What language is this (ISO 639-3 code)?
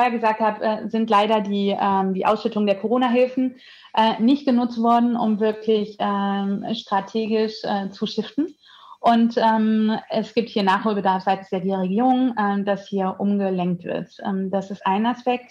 deu